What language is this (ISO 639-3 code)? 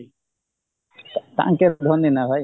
ori